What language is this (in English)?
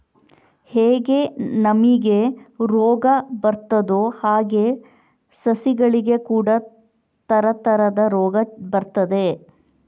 Kannada